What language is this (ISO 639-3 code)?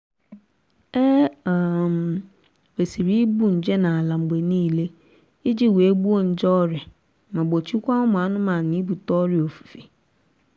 ibo